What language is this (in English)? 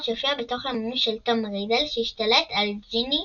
Hebrew